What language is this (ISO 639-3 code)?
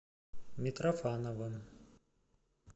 rus